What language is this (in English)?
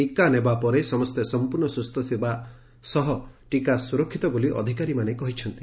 Odia